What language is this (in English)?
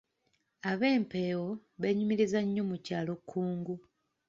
Ganda